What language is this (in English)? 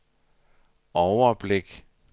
Danish